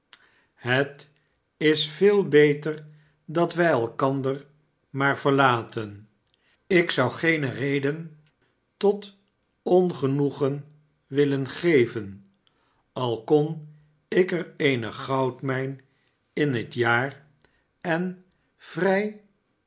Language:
Dutch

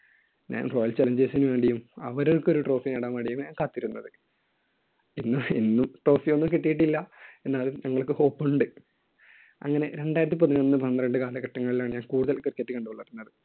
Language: Malayalam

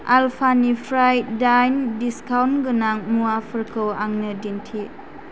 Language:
Bodo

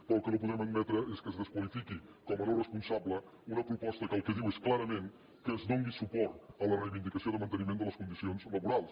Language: Catalan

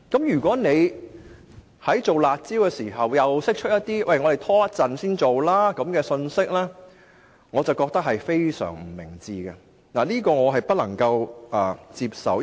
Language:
Cantonese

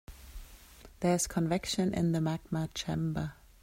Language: English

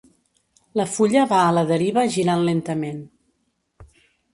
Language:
Catalan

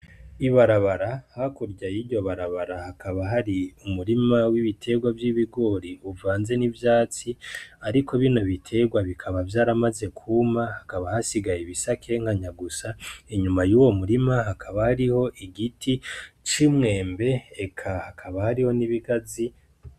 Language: Rundi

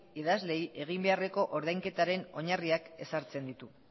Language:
Basque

